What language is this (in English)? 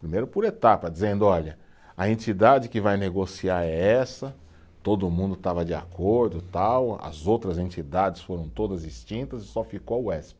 Portuguese